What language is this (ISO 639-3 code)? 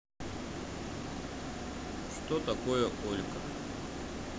rus